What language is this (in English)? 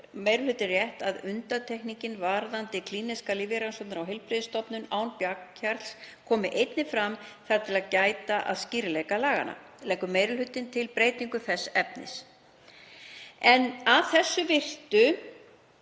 Icelandic